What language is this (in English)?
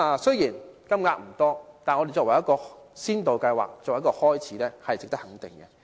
Cantonese